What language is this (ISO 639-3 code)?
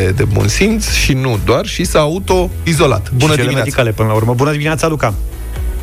ron